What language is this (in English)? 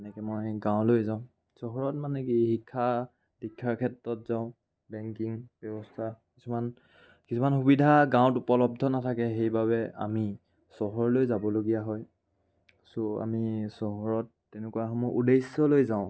Assamese